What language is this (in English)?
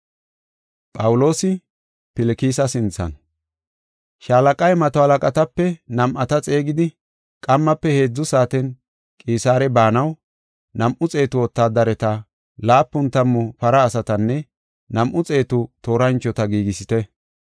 Gofa